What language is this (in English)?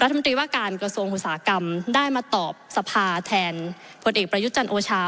Thai